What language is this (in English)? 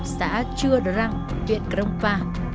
Vietnamese